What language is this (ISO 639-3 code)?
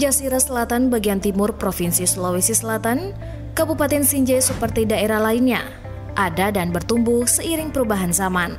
ind